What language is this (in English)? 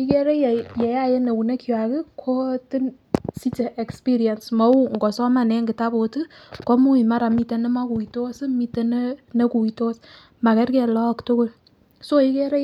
Kalenjin